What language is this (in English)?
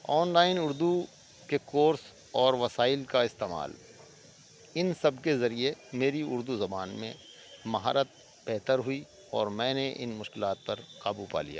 Urdu